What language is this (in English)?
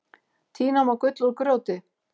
Icelandic